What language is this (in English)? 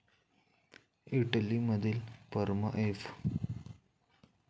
Marathi